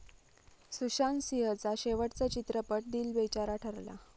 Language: Marathi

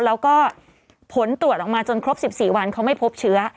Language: Thai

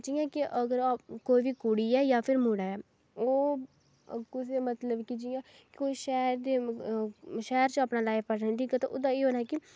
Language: Dogri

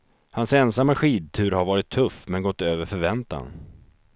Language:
Swedish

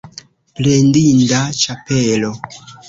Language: Esperanto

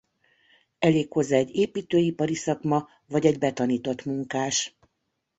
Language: Hungarian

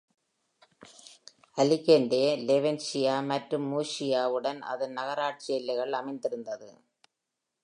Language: Tamil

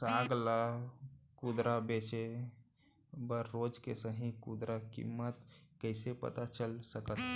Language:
Chhattisgarhi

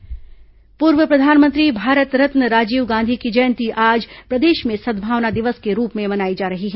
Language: Hindi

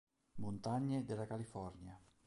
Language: Italian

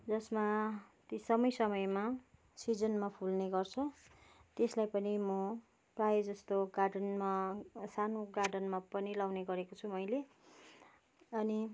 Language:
Nepali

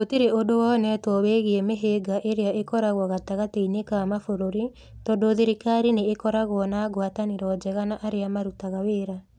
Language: Kikuyu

